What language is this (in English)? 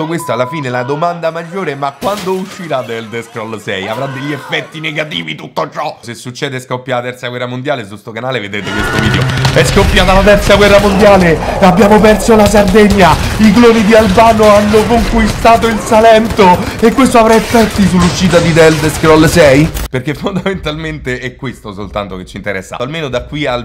Italian